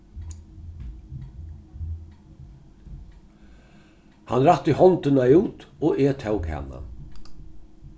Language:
Faroese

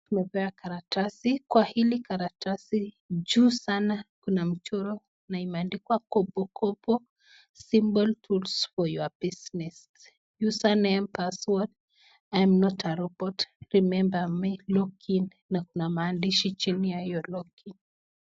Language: Swahili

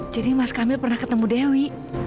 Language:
Indonesian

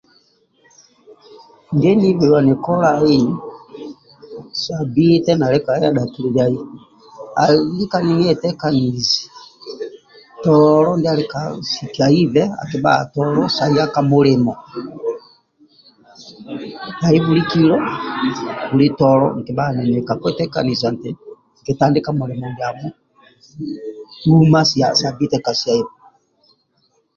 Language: Amba (Uganda)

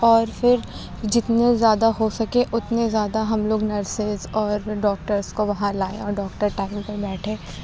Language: Urdu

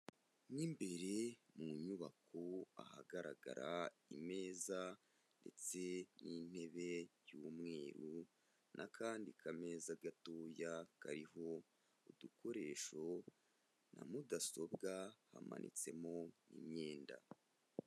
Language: Kinyarwanda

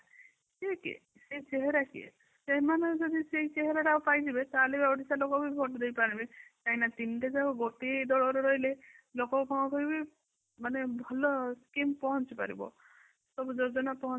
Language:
Odia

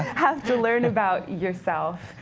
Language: English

